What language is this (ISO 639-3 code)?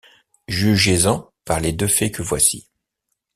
fra